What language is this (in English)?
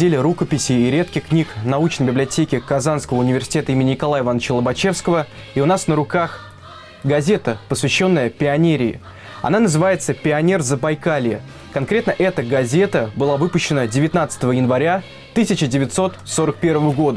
Russian